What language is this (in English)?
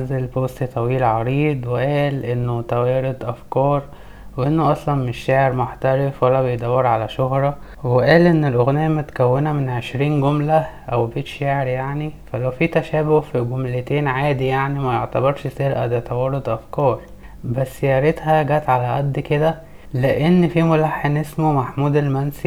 Arabic